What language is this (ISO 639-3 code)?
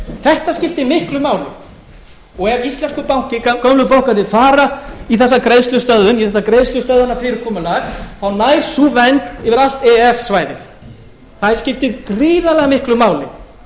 isl